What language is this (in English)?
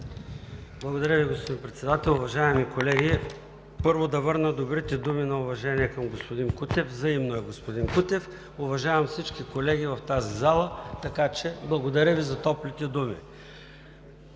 Bulgarian